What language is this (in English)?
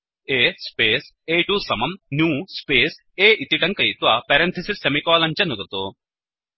Sanskrit